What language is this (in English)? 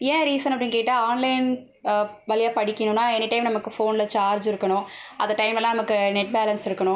Tamil